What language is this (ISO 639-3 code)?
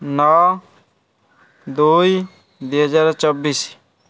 ori